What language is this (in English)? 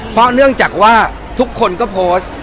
Thai